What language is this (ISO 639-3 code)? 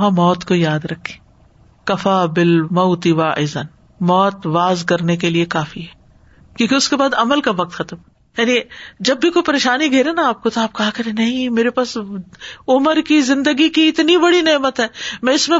urd